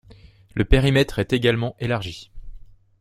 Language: French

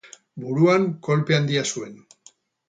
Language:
Basque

